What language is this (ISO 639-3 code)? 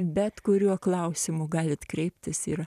lit